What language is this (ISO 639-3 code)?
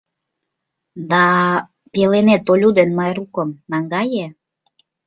chm